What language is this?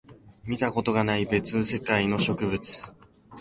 Japanese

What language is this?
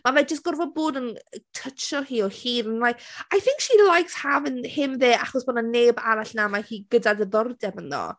Welsh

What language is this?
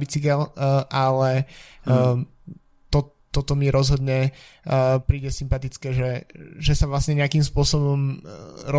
Slovak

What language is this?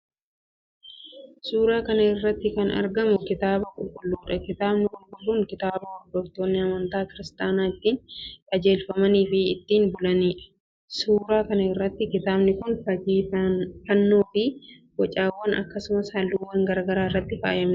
Oromo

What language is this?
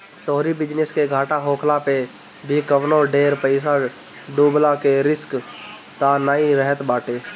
Bhojpuri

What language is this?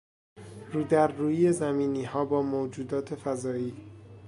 Persian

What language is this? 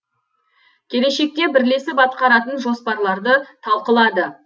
Kazakh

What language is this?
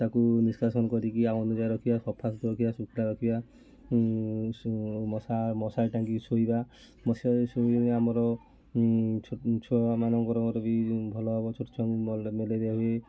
Odia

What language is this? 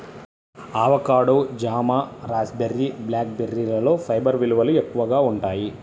Telugu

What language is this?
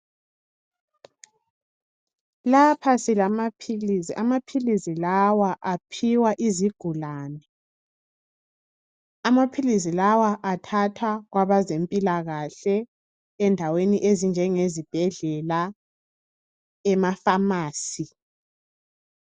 North Ndebele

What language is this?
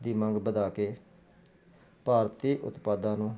Punjabi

